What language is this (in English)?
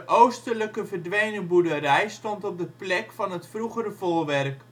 Dutch